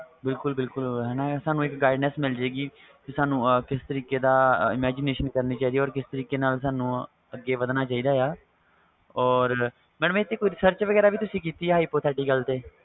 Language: Punjabi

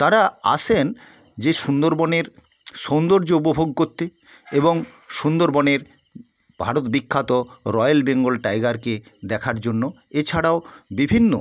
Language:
Bangla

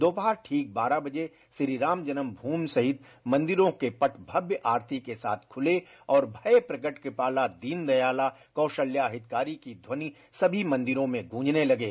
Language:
Hindi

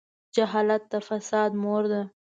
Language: Pashto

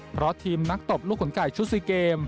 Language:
Thai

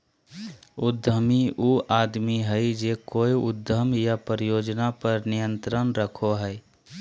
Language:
Magahi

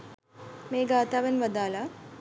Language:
Sinhala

